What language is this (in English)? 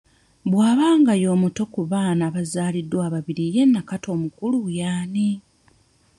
Ganda